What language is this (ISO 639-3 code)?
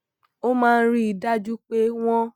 yor